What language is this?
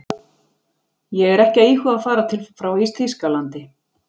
Icelandic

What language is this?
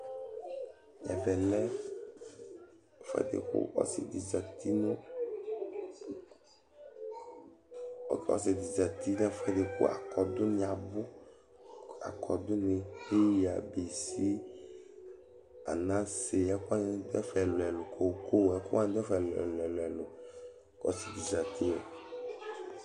Ikposo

